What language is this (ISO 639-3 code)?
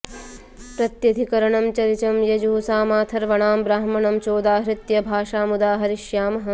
san